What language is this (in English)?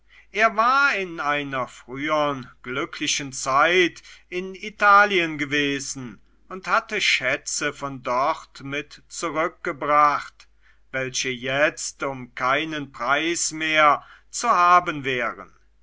German